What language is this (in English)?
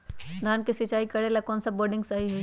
Magahi